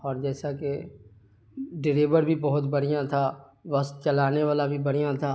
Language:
Urdu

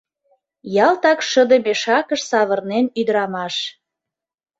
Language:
Mari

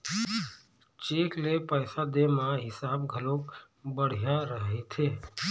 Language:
Chhattisgarhi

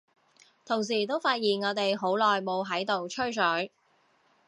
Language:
Cantonese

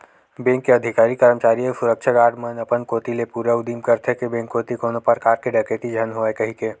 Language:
Chhattisgarhi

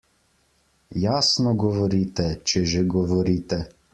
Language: Slovenian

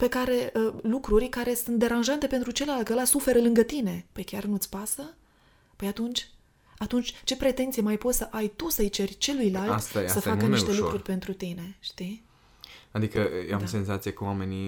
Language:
Romanian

